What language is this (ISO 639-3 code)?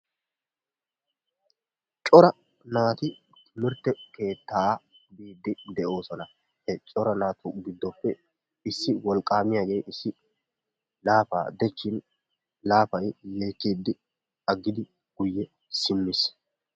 wal